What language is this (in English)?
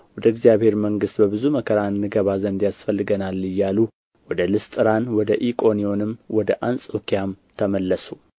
Amharic